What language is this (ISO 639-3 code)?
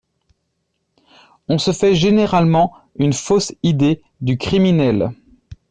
fra